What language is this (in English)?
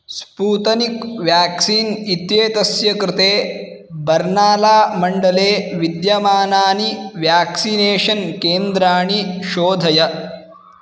Sanskrit